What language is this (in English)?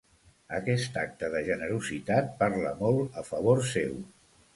Catalan